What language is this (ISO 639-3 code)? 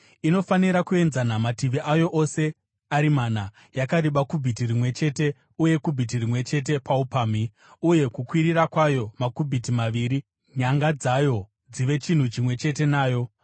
sna